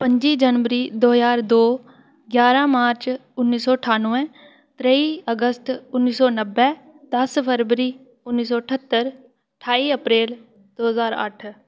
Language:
Dogri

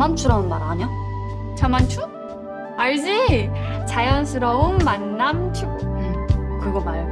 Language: Korean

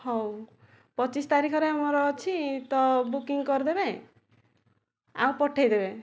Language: Odia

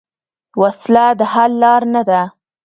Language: Pashto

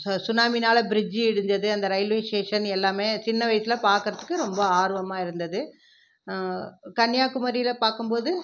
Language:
Tamil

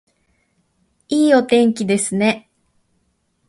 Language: Japanese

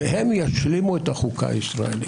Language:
Hebrew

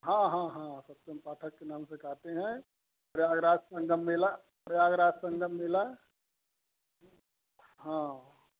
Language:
Hindi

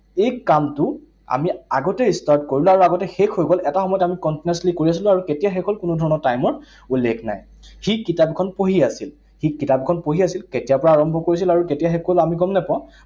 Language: Assamese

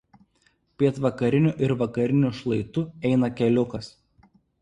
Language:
Lithuanian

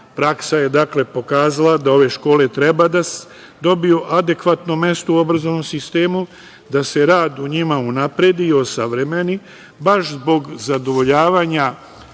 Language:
Serbian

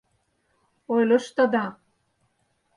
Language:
Mari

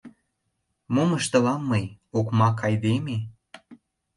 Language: Mari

